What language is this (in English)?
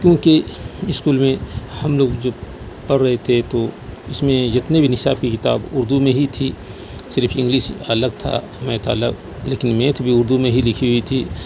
Urdu